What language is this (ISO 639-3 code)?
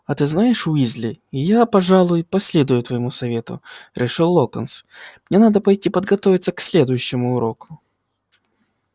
rus